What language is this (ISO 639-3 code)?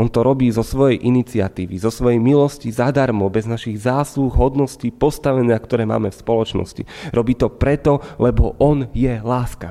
slk